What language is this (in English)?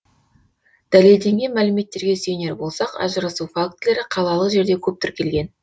Kazakh